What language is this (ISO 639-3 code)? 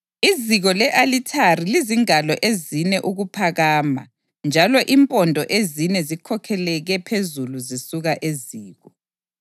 nde